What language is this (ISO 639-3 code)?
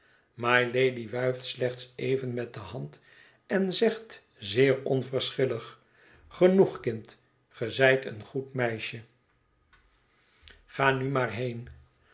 nld